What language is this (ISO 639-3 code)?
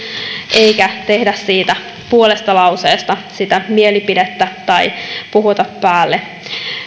fin